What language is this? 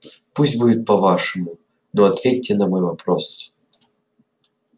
Russian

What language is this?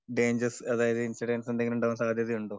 Malayalam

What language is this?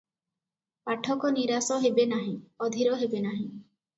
Odia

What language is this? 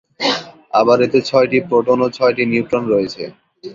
Bangla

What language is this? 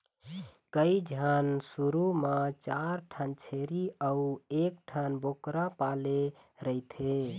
Chhattisgarhi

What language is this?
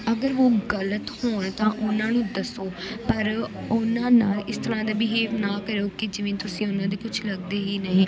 Punjabi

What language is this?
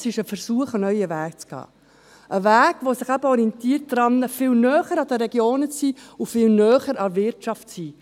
Swiss German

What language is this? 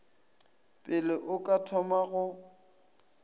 Northern Sotho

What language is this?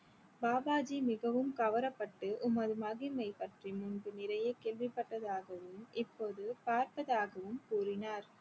Tamil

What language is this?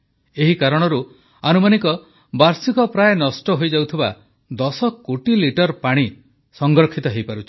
Odia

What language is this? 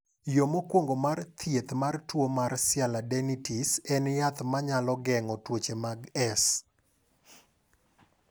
Luo (Kenya and Tanzania)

